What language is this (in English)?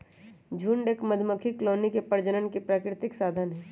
Magahi